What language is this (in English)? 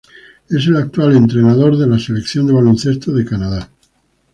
Spanish